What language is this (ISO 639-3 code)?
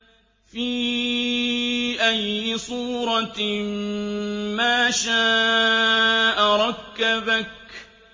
ara